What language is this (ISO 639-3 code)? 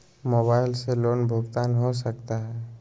mag